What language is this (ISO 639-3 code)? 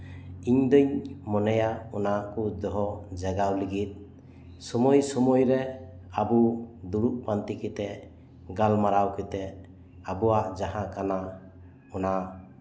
sat